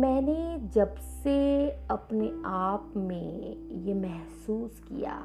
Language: Hindi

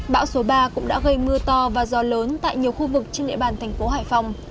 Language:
Vietnamese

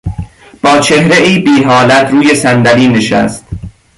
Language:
Persian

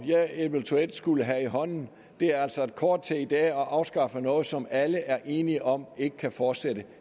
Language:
Danish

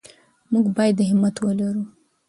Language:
Pashto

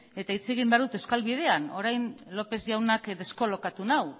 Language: Basque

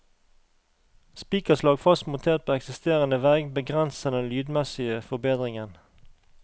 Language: Norwegian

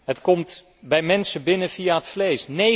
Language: Dutch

